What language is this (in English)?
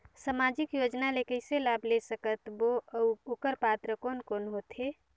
Chhattisgarhi